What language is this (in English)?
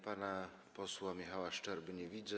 Polish